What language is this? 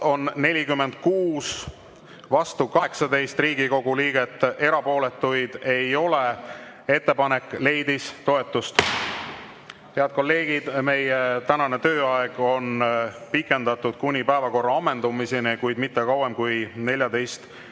Estonian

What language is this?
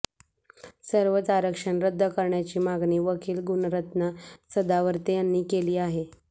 Marathi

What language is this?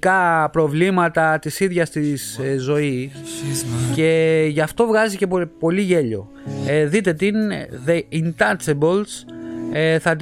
Greek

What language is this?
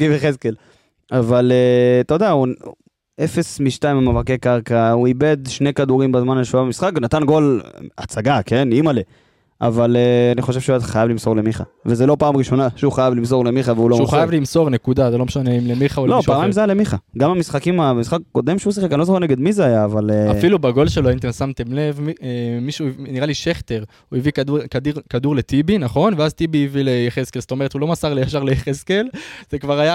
Hebrew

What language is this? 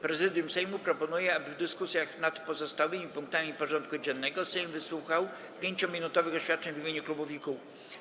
Polish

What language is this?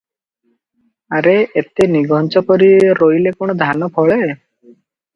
Odia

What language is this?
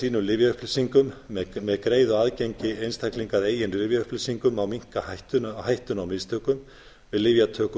Icelandic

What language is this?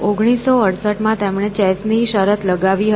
Gujarati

